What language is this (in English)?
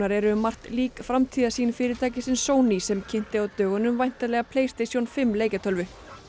Icelandic